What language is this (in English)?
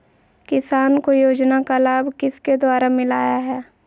Magahi